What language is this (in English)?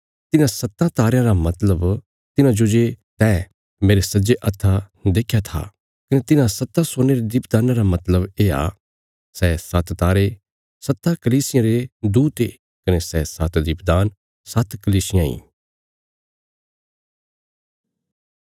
Bilaspuri